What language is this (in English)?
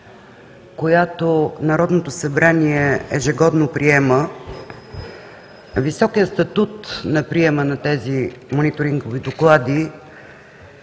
Bulgarian